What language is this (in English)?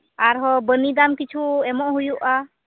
Santali